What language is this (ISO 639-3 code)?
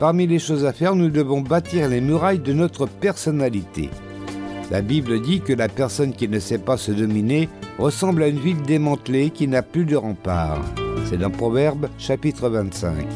fra